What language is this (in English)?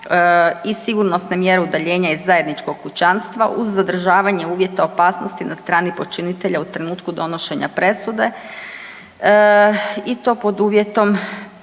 Croatian